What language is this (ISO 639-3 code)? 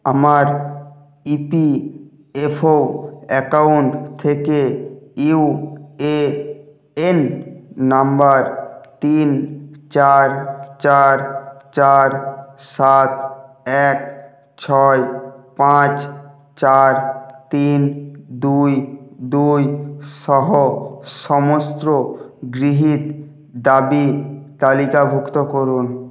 ben